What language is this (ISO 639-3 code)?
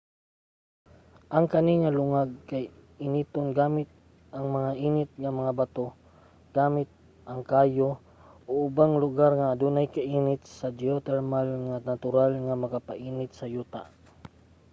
ceb